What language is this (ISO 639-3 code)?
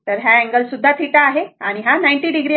mar